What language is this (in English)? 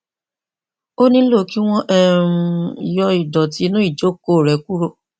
Yoruba